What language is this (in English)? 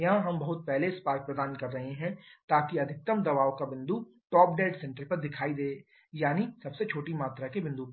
Hindi